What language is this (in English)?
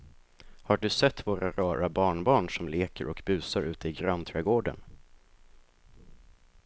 Swedish